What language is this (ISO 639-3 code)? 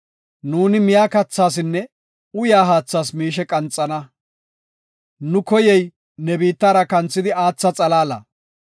gof